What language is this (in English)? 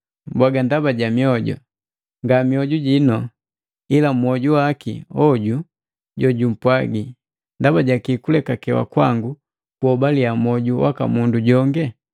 Matengo